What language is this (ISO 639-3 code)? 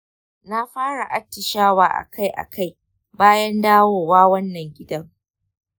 hau